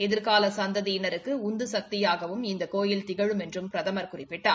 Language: Tamil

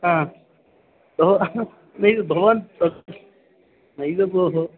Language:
Sanskrit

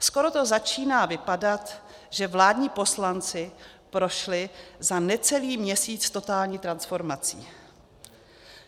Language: Czech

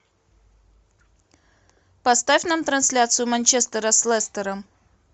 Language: Russian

